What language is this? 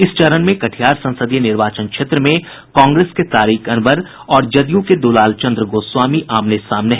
Hindi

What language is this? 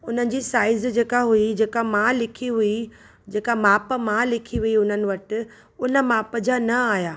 Sindhi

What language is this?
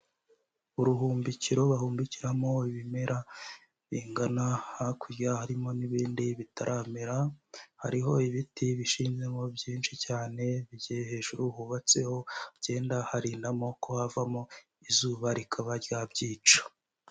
Kinyarwanda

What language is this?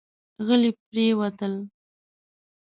Pashto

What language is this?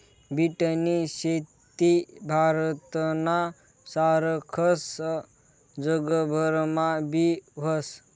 Marathi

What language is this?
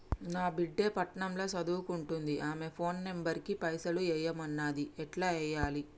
Telugu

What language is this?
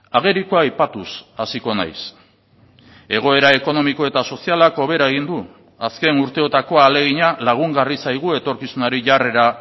Basque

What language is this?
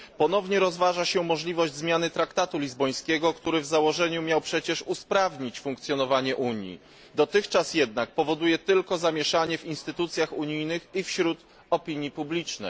Polish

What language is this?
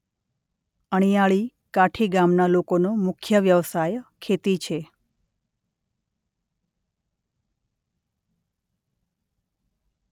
Gujarati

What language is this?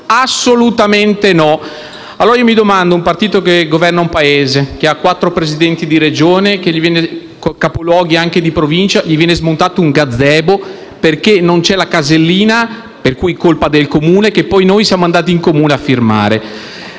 Italian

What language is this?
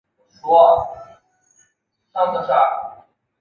Chinese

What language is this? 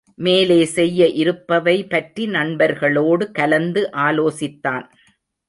Tamil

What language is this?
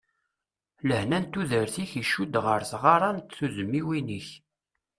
Kabyle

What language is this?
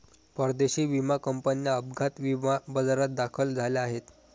Marathi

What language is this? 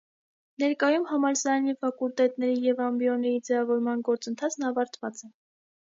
Armenian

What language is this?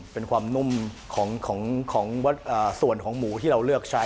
Thai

